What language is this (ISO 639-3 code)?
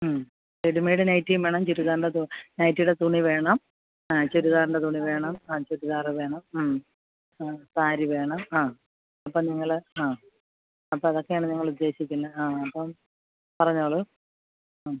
mal